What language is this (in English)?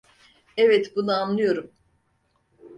Turkish